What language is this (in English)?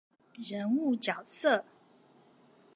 Chinese